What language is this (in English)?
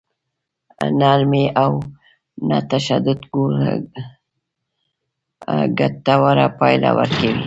Pashto